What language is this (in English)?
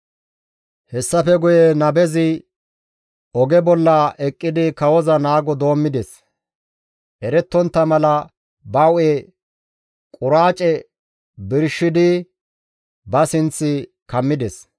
Gamo